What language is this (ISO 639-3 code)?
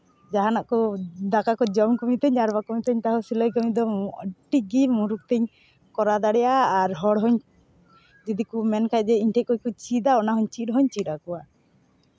sat